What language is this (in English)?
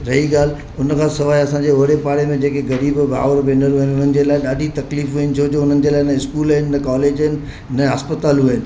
Sindhi